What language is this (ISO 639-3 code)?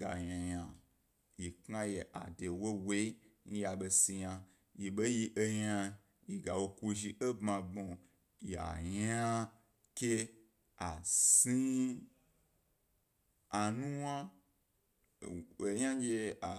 gby